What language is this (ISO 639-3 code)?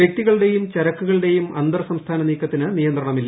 mal